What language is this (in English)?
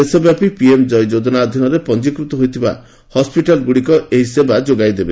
Odia